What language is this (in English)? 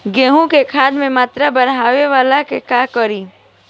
Bhojpuri